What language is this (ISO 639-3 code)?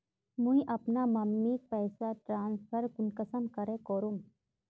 mag